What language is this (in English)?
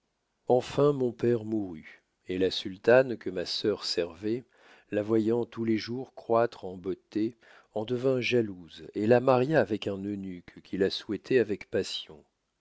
French